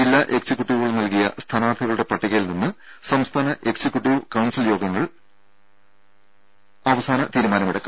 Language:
Malayalam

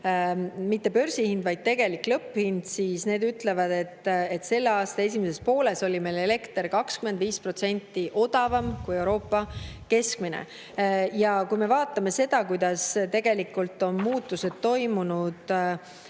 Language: Estonian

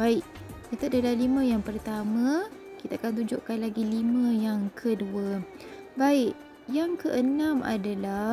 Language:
Malay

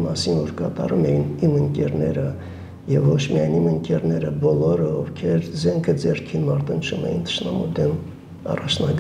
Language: Romanian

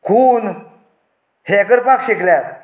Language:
Konkani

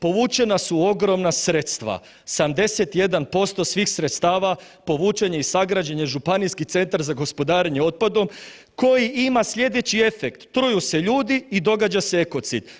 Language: Croatian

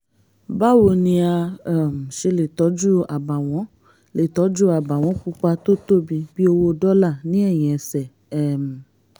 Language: Yoruba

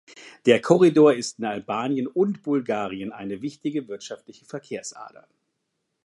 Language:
German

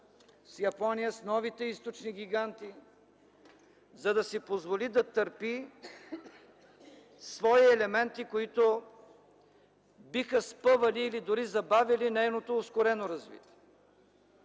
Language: Bulgarian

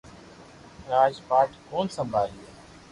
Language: Loarki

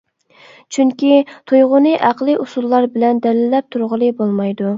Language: Uyghur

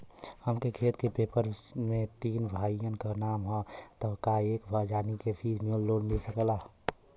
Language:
Bhojpuri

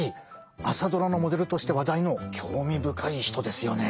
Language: Japanese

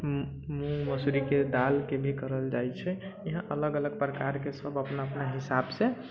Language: Maithili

